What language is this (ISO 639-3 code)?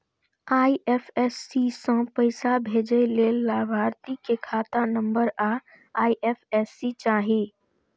mai